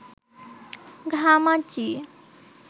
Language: Bangla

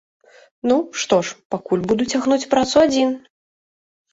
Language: Belarusian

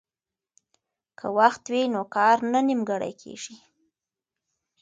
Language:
Pashto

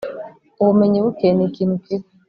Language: Kinyarwanda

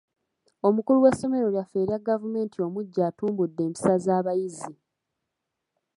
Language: Ganda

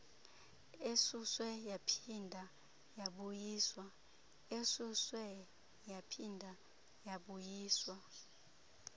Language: Xhosa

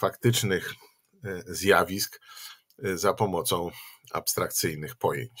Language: Polish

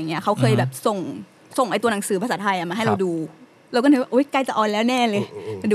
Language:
Thai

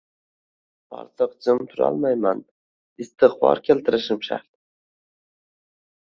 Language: Uzbek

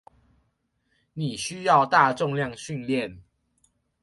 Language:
Chinese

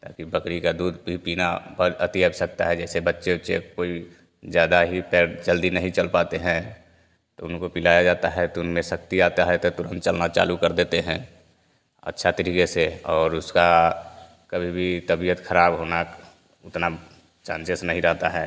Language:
Hindi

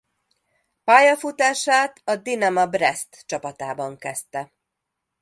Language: Hungarian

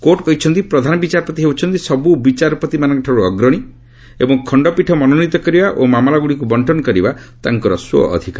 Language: Odia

